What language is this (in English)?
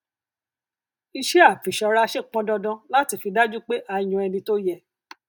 Yoruba